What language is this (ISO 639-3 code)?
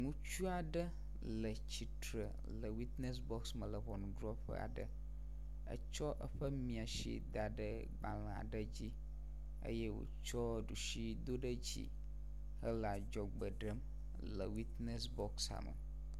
ewe